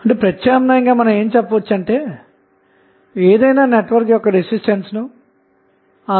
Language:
Telugu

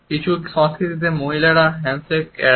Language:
Bangla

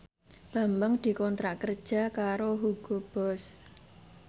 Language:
Javanese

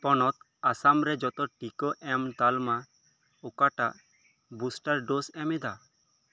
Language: Santali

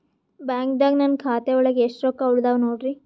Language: Kannada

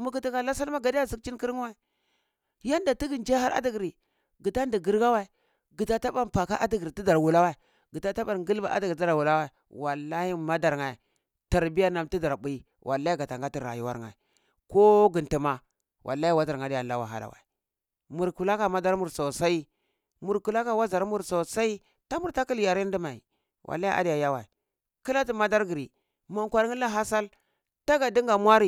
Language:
Cibak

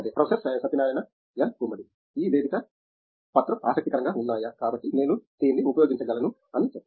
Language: Telugu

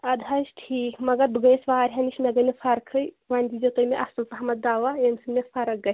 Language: Kashmiri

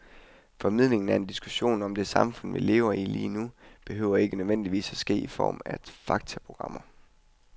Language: Danish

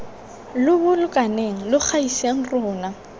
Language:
Tswana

